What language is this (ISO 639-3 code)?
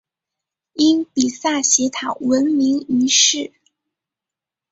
zho